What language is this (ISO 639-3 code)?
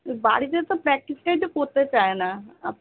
ben